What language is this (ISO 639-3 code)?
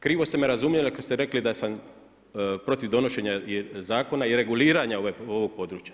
hrv